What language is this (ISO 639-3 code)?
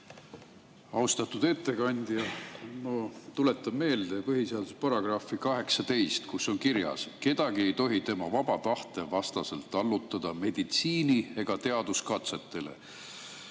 est